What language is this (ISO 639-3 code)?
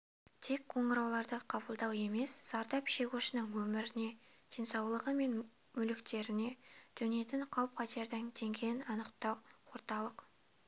kaz